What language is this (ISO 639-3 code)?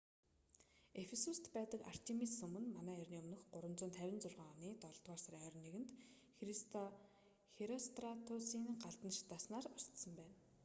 mon